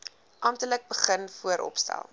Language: Afrikaans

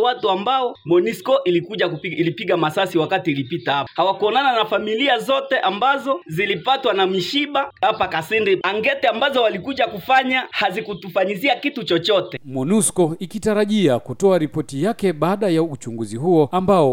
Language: Swahili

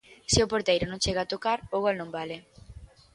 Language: Galician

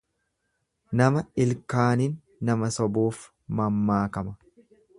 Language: Oromo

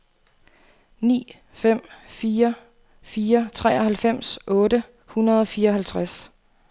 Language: Danish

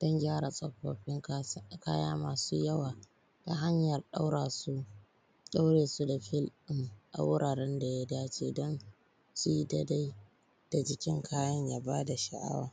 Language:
Hausa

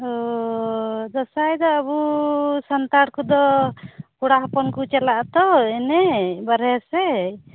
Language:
Santali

